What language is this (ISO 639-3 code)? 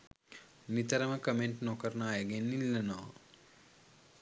sin